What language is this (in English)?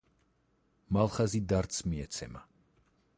Georgian